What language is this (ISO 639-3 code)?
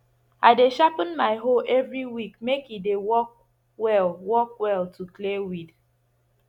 pcm